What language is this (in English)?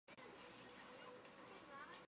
Chinese